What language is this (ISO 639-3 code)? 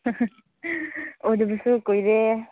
mni